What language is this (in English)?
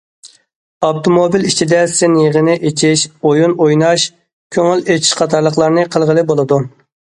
Uyghur